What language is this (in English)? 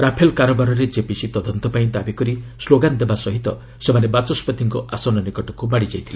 Odia